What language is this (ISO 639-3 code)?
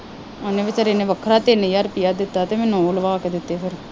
pan